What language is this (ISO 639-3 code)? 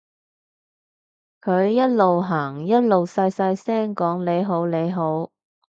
yue